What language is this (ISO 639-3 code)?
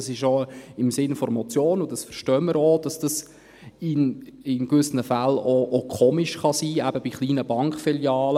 gsw